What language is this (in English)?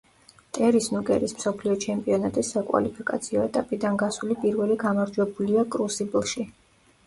Georgian